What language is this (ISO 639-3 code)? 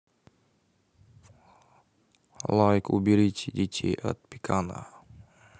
rus